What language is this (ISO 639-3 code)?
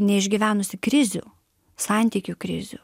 lit